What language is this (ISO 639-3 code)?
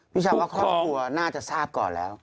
tha